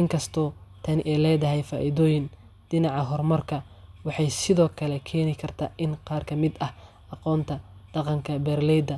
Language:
Somali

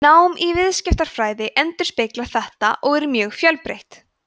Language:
Icelandic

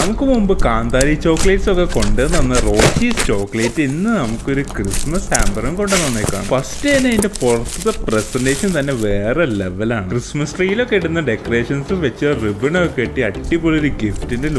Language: Korean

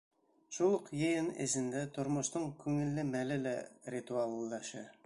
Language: Bashkir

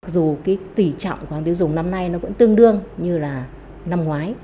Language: Vietnamese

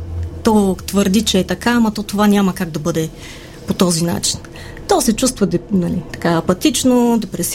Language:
Bulgarian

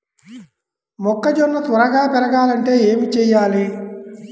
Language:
Telugu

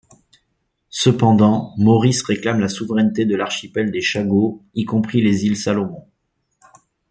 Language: French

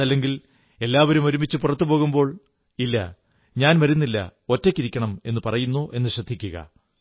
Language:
Malayalam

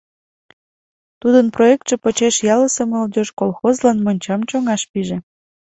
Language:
Mari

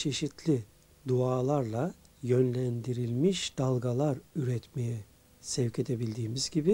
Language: Turkish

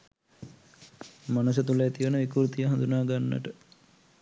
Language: Sinhala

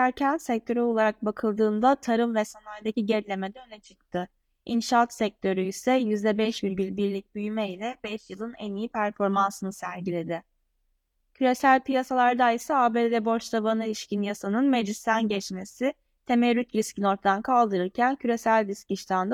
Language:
Turkish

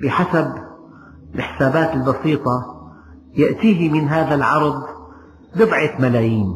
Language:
Arabic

